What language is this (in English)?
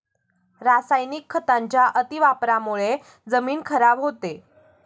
Marathi